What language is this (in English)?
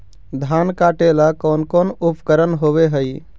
Magahi